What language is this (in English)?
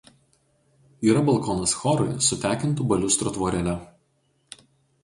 Lithuanian